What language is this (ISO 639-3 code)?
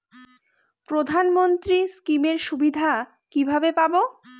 ben